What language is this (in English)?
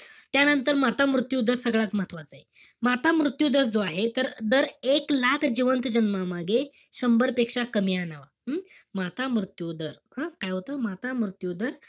Marathi